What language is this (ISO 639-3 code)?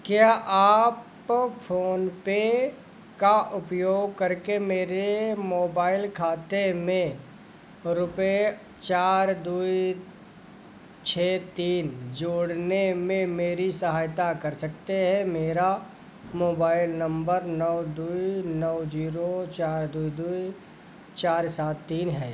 hin